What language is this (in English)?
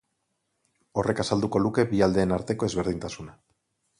Basque